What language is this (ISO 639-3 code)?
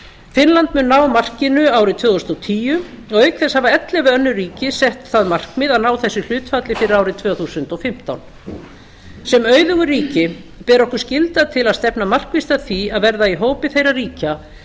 isl